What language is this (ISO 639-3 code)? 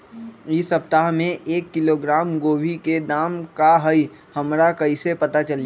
mag